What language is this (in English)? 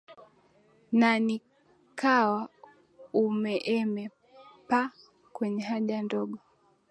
Swahili